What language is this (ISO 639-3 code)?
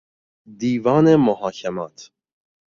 fas